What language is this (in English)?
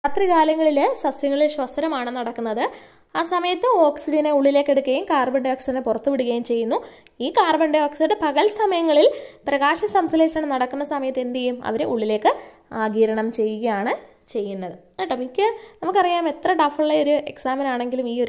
Malayalam